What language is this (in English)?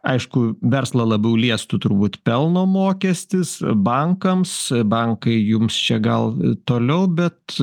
Lithuanian